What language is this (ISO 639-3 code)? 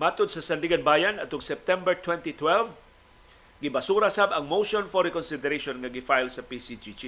fil